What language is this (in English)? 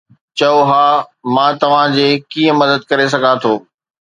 Sindhi